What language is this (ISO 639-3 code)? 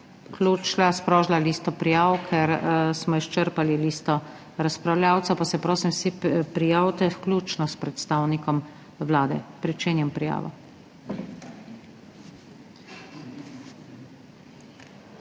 slv